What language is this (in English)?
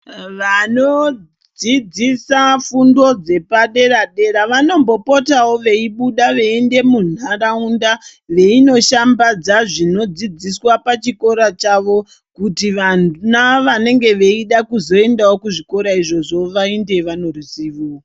Ndau